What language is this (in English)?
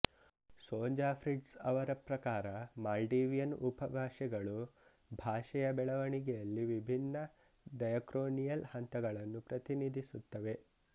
Kannada